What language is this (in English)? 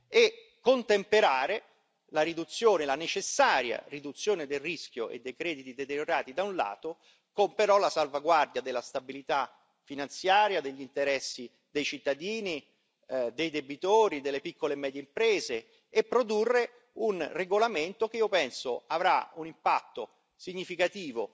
Italian